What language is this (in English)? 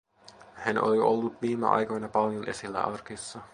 Finnish